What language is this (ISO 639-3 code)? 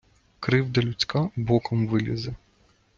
ukr